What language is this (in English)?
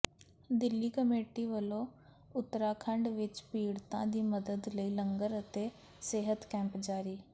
Punjabi